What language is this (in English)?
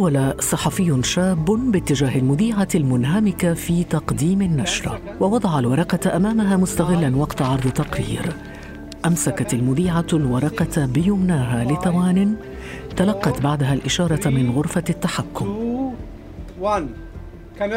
Arabic